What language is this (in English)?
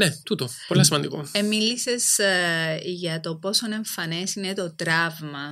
Greek